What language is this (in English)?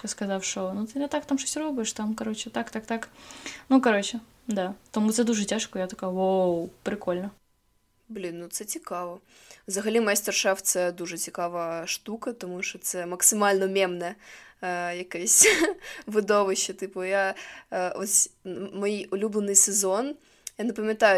Ukrainian